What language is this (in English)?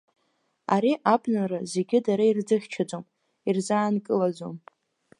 Abkhazian